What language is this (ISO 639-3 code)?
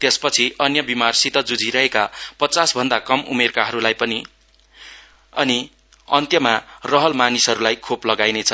nep